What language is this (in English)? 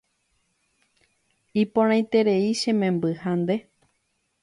Guarani